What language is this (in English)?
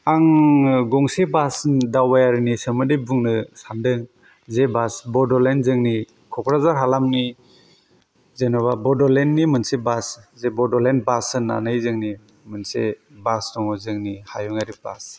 Bodo